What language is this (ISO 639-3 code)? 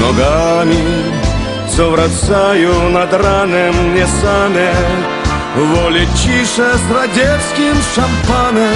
ukr